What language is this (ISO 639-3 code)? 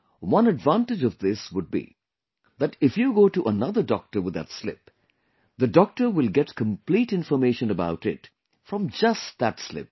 eng